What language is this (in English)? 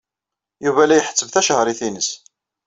Kabyle